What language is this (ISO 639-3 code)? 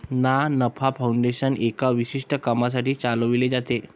mar